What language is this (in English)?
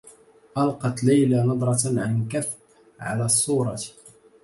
Arabic